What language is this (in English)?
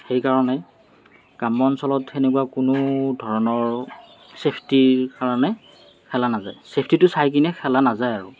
Assamese